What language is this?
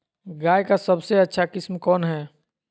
Magahi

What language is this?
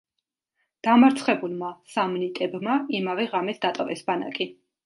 Georgian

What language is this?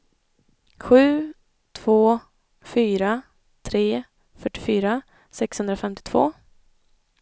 Swedish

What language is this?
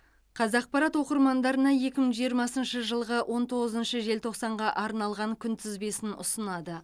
Kazakh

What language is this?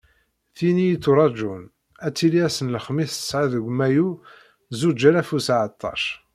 Kabyle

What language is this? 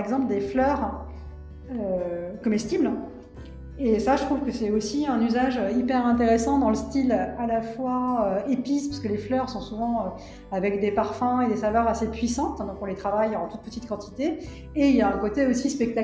French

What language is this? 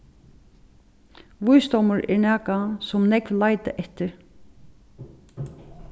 Faroese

